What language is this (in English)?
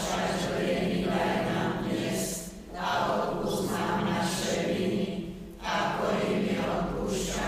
Slovak